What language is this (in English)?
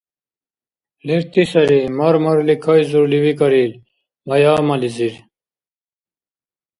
Dargwa